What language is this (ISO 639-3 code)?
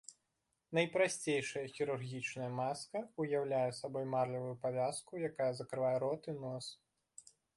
bel